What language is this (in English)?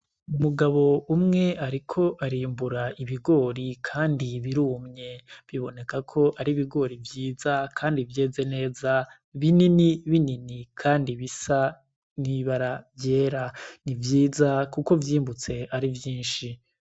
Rundi